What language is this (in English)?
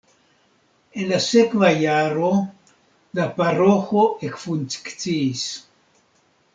Esperanto